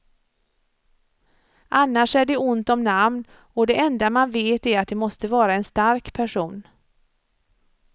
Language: Swedish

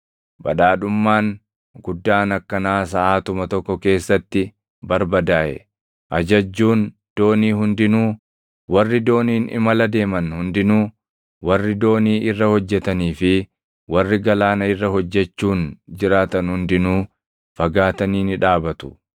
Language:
Oromo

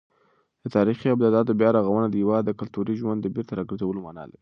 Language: Pashto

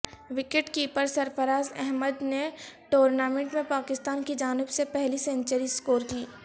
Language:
Urdu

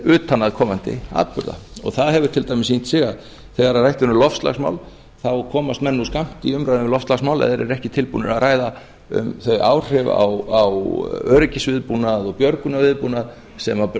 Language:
Icelandic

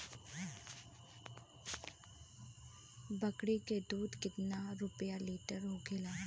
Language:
Bhojpuri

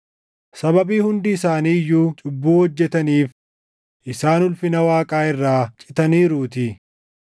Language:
Oromo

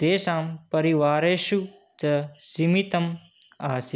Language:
Sanskrit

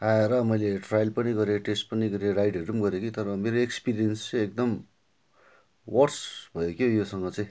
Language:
Nepali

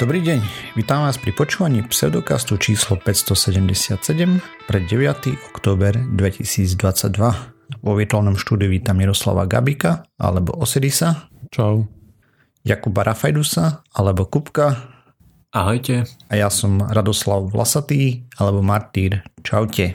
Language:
Slovak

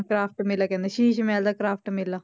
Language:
Punjabi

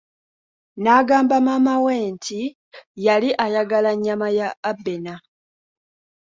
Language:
Ganda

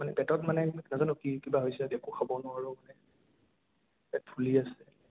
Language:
Assamese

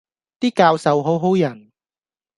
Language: Cantonese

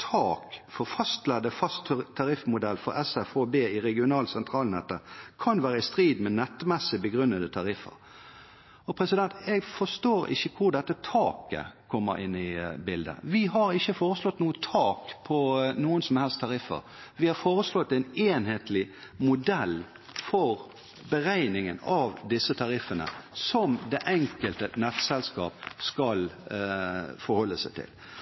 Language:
Norwegian Bokmål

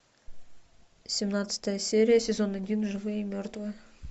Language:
Russian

